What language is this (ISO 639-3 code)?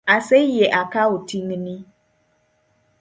luo